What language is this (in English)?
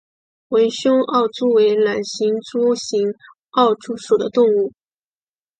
Chinese